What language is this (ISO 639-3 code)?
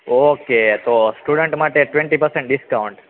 guj